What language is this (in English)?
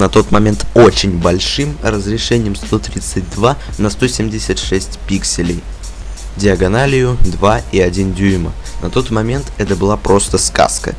Russian